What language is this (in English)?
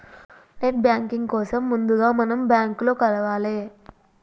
Telugu